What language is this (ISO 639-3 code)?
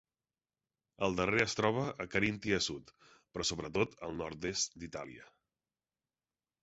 cat